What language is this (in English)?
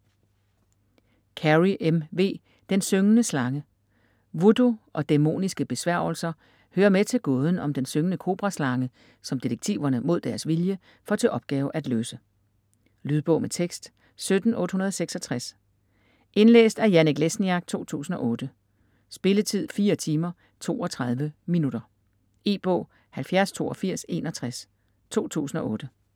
Danish